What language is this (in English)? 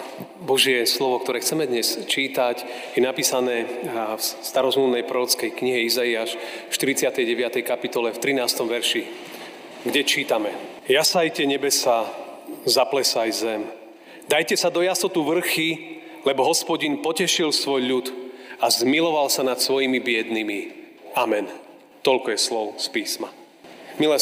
Slovak